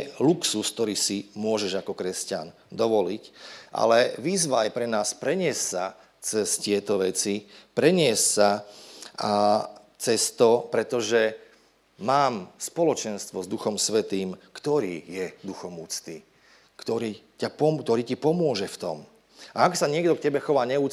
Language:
Slovak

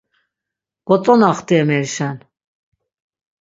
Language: Laz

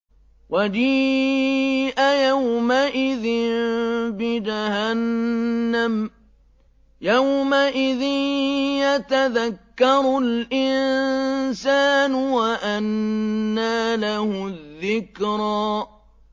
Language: Arabic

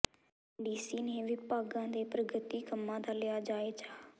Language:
Punjabi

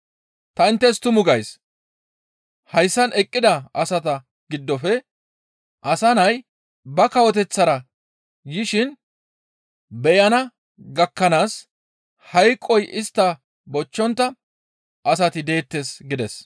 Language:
Gamo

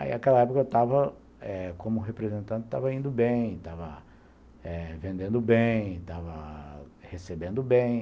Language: Portuguese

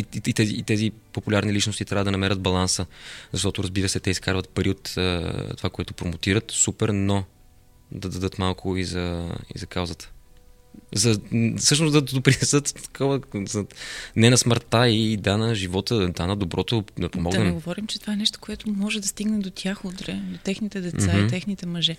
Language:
Bulgarian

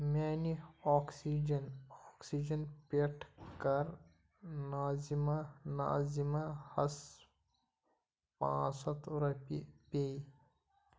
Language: Kashmiri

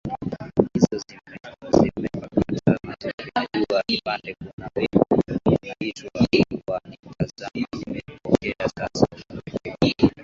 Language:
Swahili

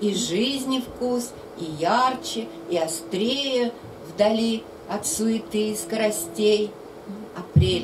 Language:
Russian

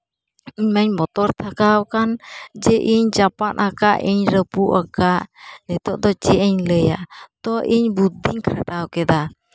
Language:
Santali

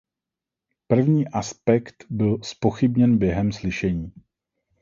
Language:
Czech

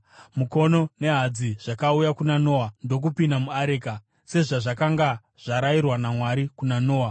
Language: Shona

